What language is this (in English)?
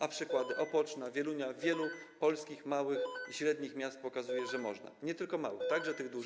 Polish